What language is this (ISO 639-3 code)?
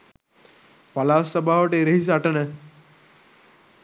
sin